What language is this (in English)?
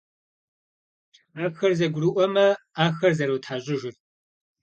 Kabardian